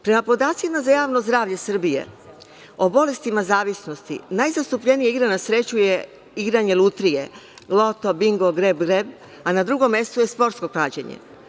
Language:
Serbian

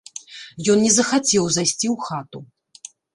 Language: Belarusian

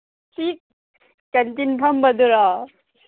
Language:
Manipuri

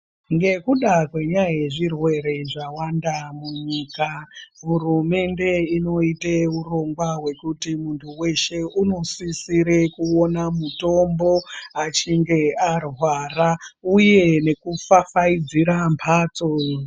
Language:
Ndau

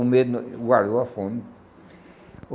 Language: Portuguese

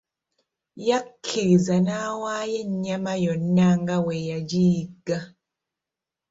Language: Ganda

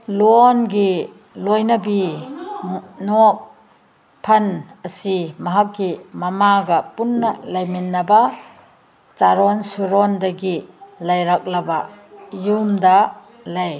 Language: Manipuri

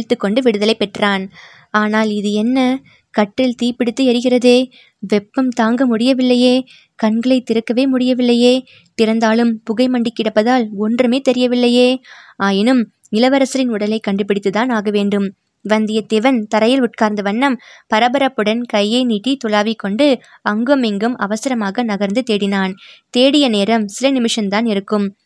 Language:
Tamil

